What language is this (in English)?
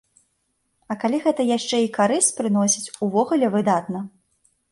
Belarusian